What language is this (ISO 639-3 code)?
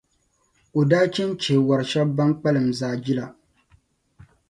dag